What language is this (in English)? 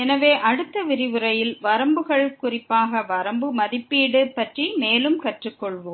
Tamil